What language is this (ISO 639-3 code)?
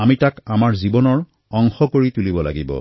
asm